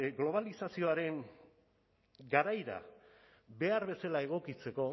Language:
Basque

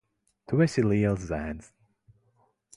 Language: Latvian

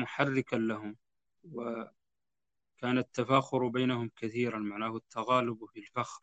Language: Arabic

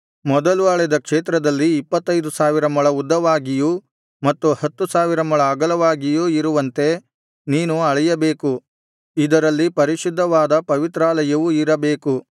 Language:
Kannada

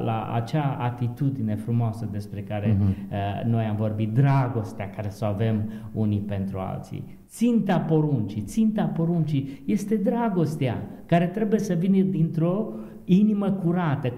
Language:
Romanian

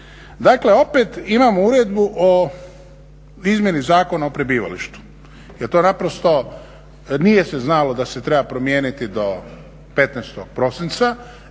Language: Croatian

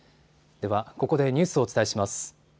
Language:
Japanese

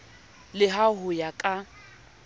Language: Southern Sotho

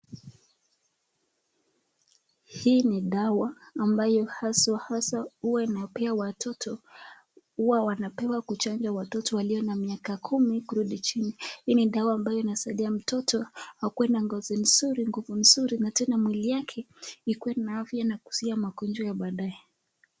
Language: Swahili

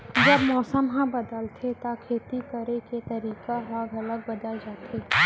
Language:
Chhattisgarhi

